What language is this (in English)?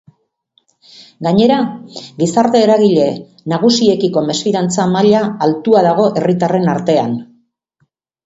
Basque